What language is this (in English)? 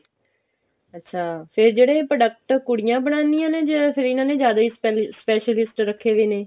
Punjabi